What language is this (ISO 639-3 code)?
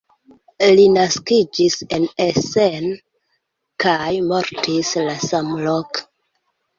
epo